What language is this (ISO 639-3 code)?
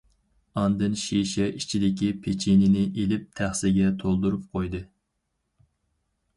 uig